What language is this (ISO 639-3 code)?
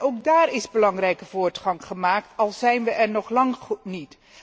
nld